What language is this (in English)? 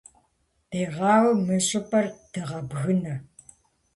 Kabardian